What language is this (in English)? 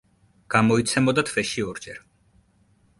Georgian